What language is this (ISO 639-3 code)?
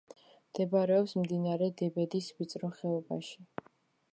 kat